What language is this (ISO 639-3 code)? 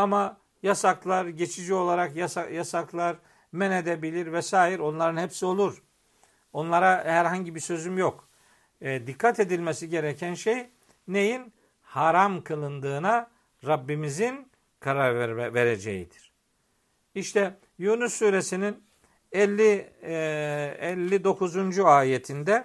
tur